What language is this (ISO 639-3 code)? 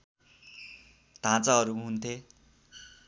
nep